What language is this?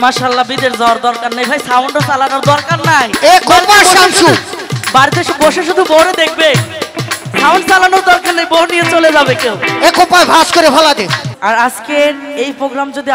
Arabic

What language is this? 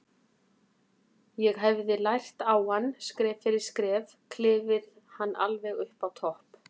Icelandic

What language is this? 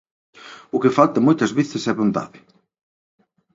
Galician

